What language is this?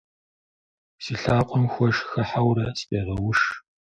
Kabardian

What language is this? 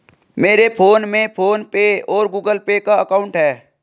Hindi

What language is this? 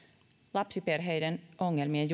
Finnish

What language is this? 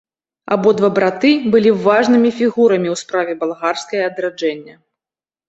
Belarusian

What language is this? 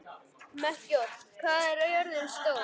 Icelandic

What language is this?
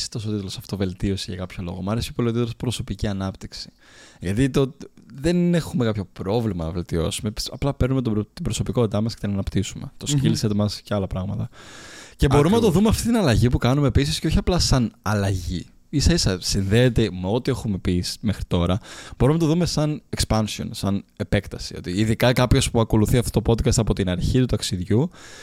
Greek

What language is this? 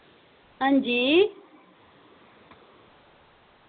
Dogri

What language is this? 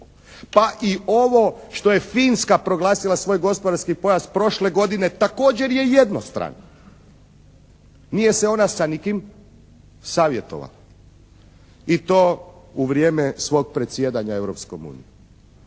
Croatian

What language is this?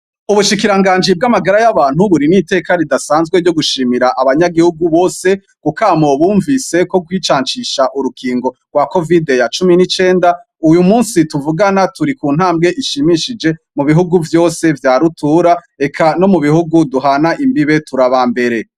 Rundi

